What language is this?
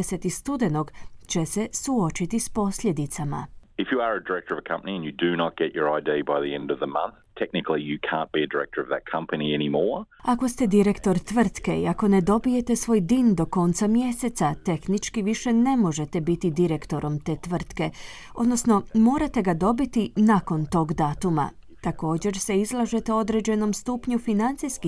Croatian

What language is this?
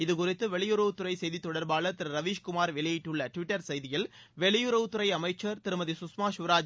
Tamil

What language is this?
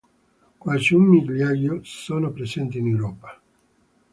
Italian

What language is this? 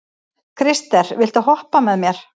Icelandic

